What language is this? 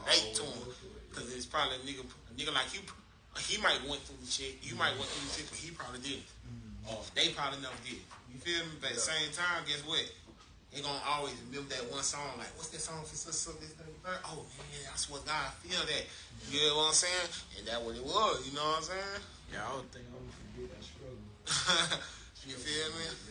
English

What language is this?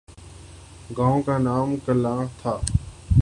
Urdu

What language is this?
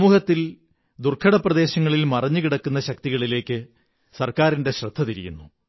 Malayalam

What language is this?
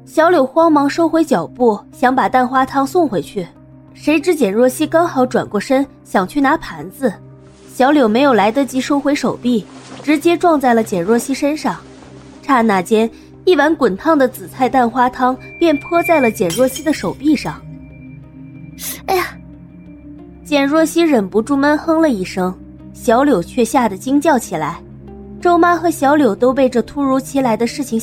Chinese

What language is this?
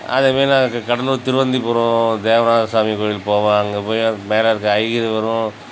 Tamil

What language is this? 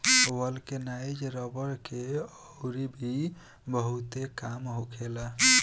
Bhojpuri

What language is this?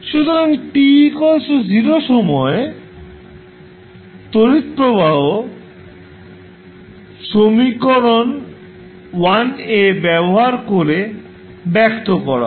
Bangla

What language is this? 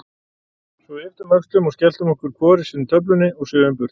Icelandic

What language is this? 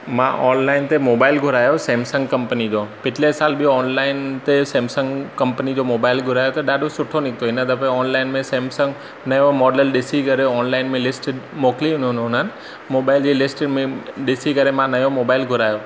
Sindhi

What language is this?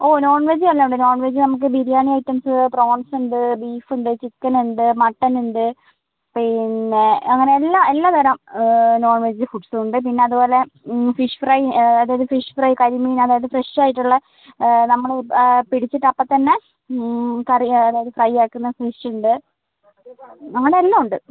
Malayalam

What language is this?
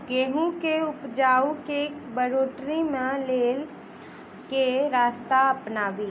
Maithili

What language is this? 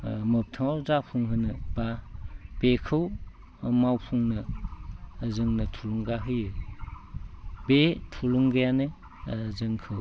Bodo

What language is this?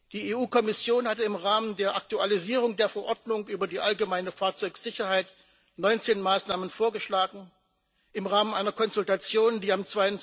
German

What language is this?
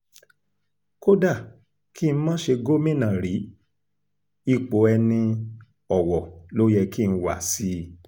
Yoruba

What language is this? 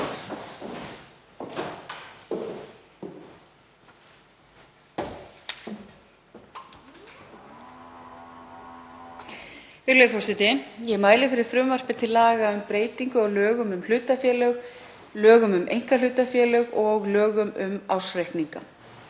Icelandic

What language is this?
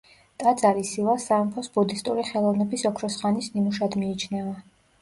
Georgian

